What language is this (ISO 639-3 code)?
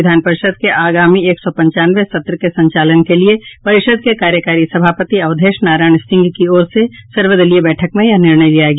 hin